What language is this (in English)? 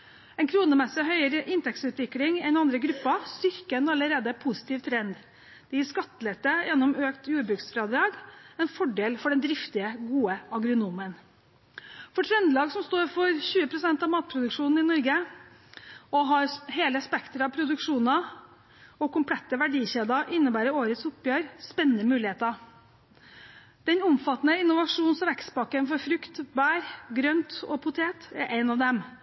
Norwegian Bokmål